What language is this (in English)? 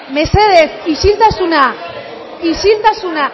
Basque